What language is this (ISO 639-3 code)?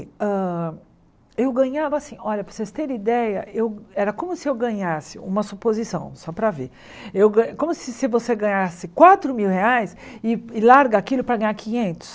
por